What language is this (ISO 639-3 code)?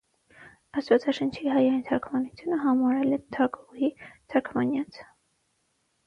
hye